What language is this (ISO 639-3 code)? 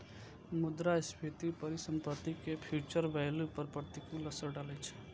mai